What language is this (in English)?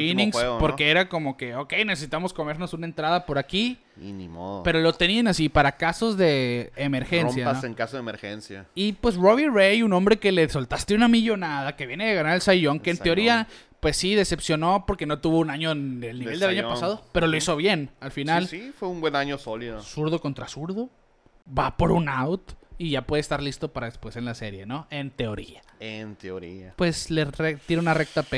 Spanish